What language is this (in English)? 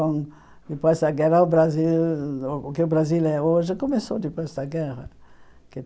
Portuguese